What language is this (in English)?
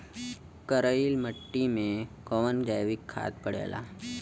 Bhojpuri